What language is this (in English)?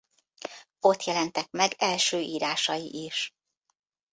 Hungarian